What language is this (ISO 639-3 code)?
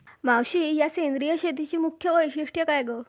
mar